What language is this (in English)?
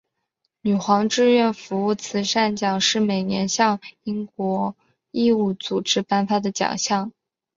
Chinese